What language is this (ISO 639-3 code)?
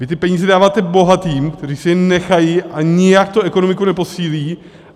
ces